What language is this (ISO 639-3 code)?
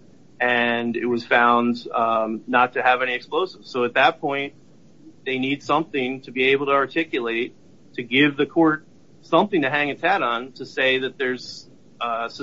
eng